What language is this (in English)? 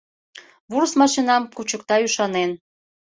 Mari